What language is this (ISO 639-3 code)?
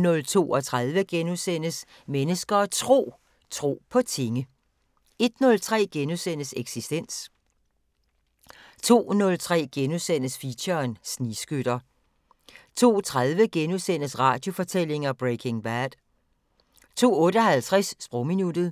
dan